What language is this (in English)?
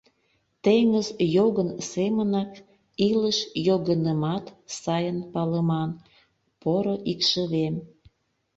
Mari